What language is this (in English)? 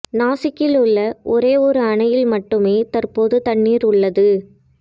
Tamil